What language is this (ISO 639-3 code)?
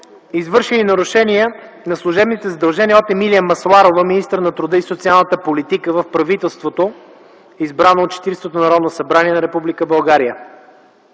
bul